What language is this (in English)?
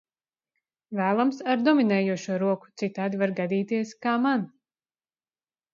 Latvian